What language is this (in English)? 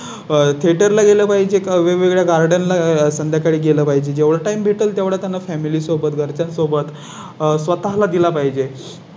Marathi